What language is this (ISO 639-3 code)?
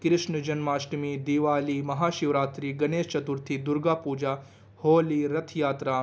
urd